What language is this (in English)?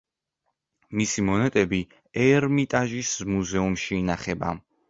Georgian